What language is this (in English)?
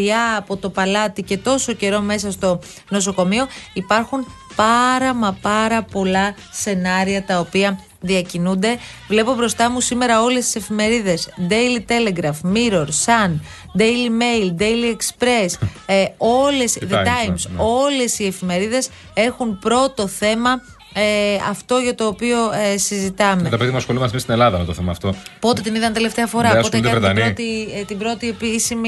Greek